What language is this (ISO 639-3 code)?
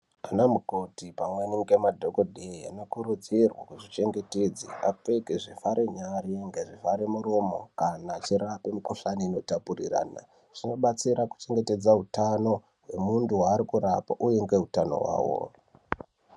ndc